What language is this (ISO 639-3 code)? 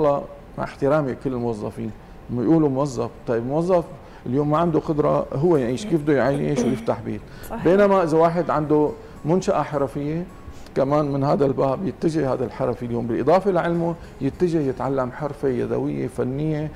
ara